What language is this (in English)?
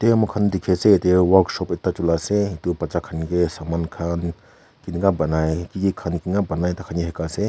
Naga Pidgin